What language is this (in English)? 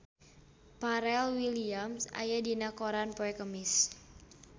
Sundanese